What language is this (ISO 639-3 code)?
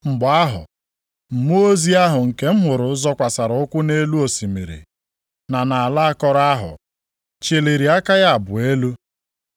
ibo